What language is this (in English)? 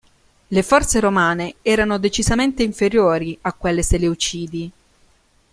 Italian